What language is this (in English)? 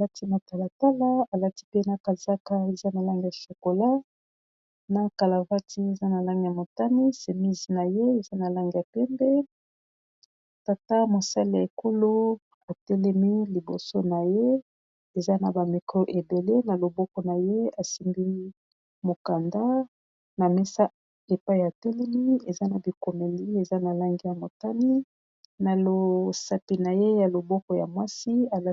Lingala